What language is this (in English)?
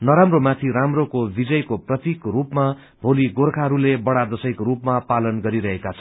Nepali